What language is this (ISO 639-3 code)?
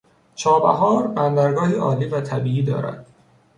fas